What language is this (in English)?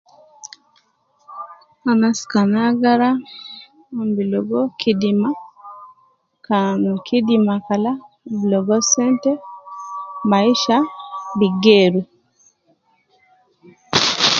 Nubi